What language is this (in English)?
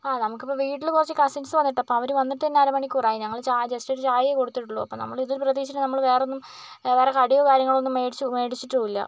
Malayalam